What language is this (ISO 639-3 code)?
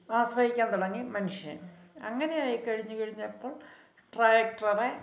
mal